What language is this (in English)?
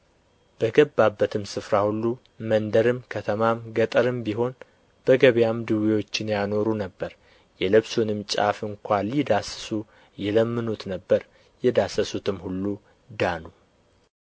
Amharic